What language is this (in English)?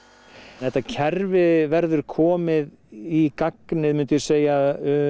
Icelandic